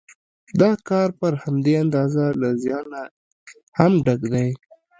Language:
Pashto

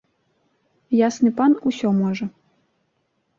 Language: Belarusian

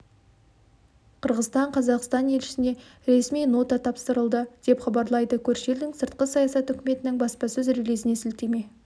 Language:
Kazakh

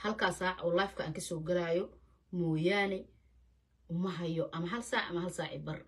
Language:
Arabic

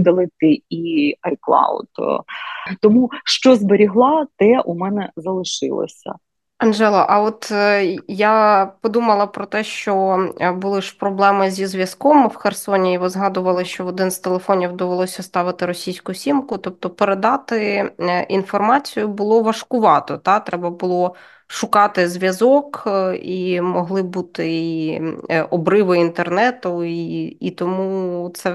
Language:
Ukrainian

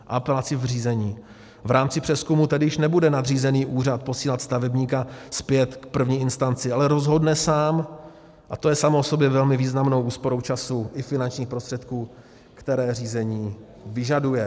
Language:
Czech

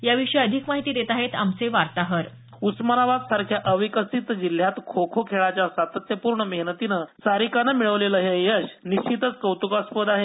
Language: Marathi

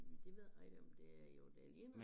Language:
Danish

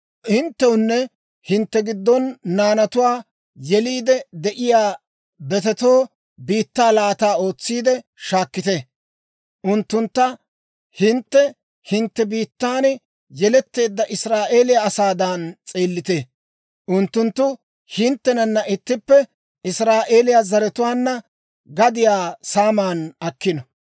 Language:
Dawro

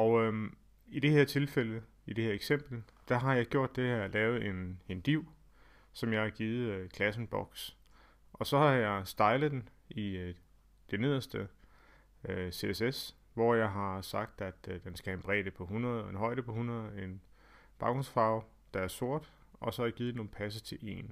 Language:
Danish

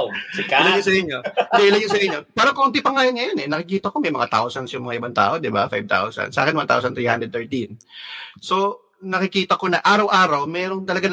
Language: Filipino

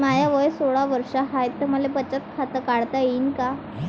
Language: Marathi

